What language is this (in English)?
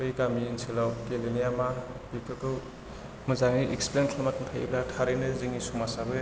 Bodo